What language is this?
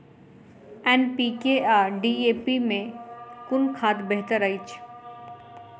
Maithili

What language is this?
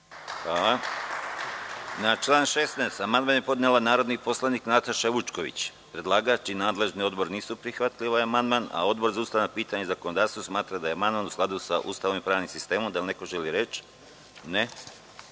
Serbian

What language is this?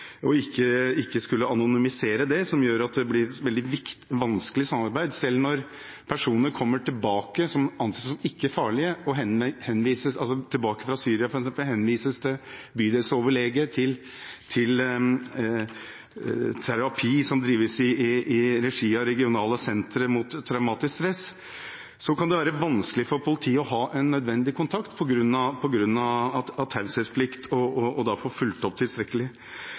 Norwegian Bokmål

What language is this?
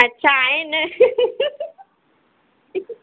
Sindhi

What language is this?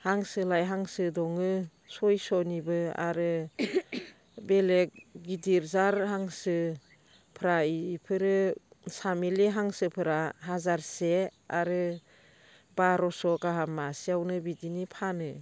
Bodo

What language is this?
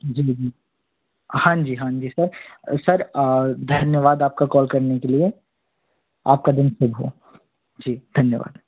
Hindi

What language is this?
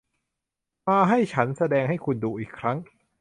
Thai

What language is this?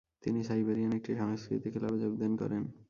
Bangla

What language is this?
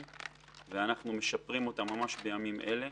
Hebrew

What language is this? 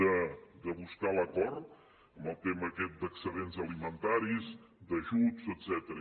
Catalan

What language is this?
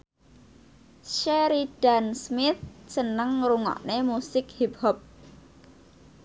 Javanese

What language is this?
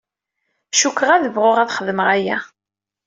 Kabyle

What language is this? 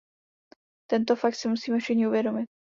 Czech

